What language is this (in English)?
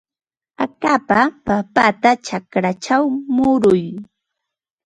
Ambo-Pasco Quechua